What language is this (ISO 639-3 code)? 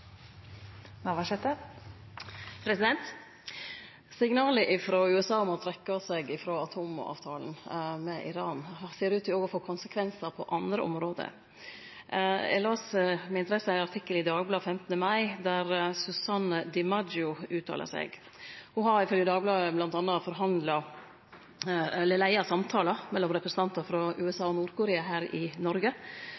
nno